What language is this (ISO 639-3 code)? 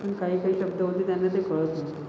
mar